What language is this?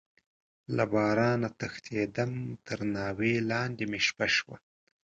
Pashto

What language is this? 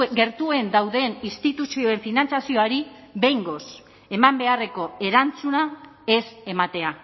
Basque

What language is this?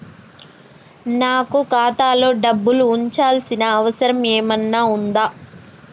Telugu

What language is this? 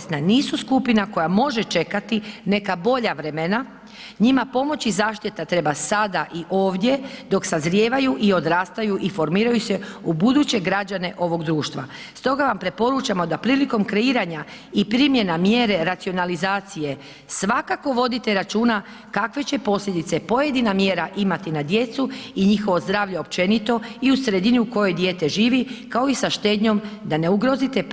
Croatian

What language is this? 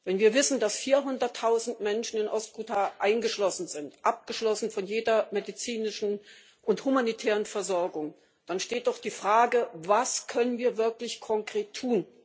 German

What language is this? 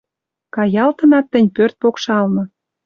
Western Mari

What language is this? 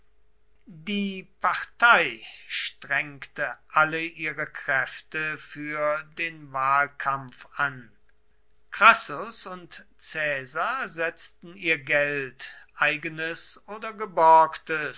German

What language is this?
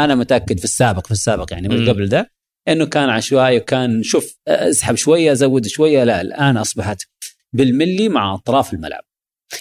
Arabic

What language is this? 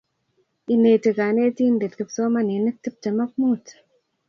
Kalenjin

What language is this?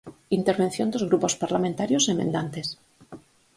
Galician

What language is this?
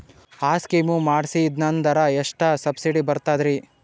Kannada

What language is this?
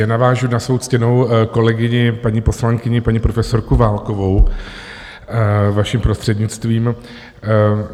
Czech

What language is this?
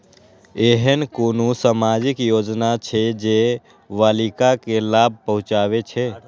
Maithili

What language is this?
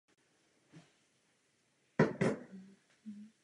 Czech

